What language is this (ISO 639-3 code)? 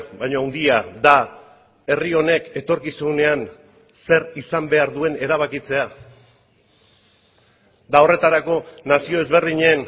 eus